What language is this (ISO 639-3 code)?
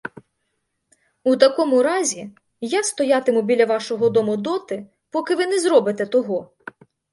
ukr